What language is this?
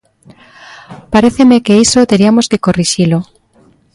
Galician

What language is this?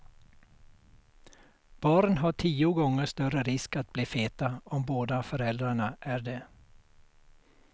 Swedish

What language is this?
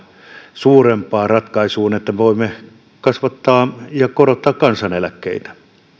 Finnish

